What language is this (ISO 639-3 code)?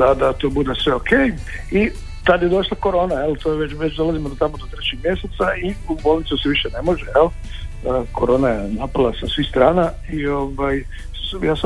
hrv